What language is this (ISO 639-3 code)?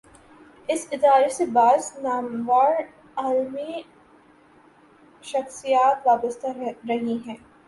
urd